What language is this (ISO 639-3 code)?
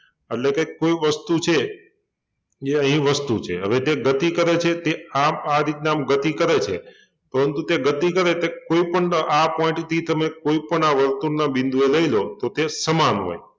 guj